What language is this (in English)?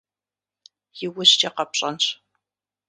Kabardian